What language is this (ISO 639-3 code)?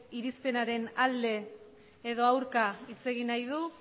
eus